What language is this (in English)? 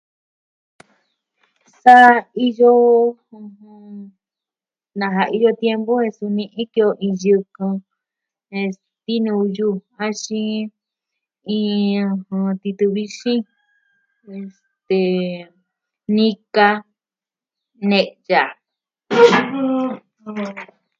Southwestern Tlaxiaco Mixtec